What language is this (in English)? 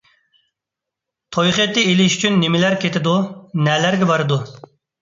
Uyghur